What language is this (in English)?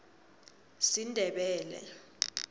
South Ndebele